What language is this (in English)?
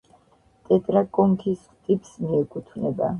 Georgian